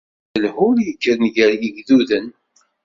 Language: Kabyle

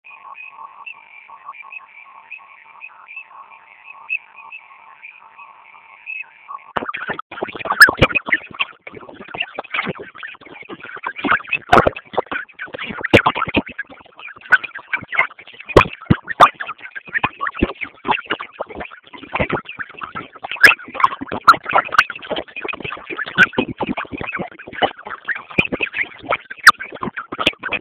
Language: Swahili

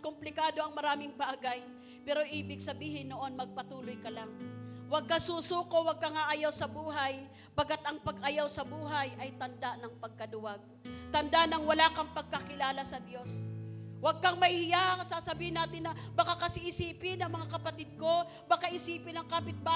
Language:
Filipino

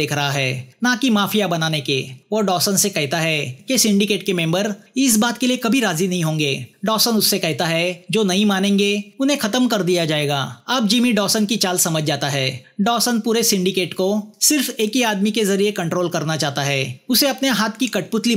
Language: Hindi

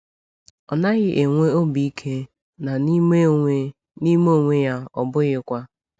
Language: Igbo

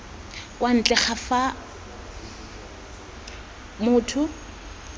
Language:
Tswana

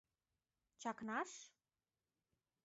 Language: Mari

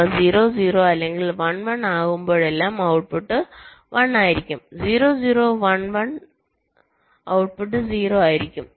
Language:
Malayalam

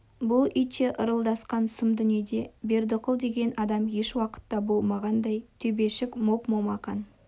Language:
Kazakh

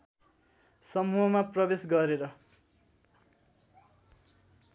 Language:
Nepali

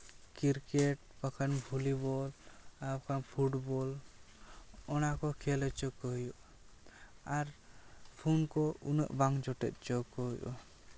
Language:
Santali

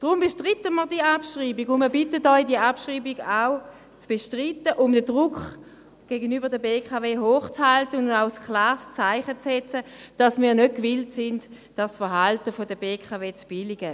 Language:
Swiss German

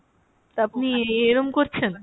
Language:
Bangla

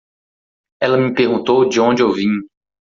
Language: Portuguese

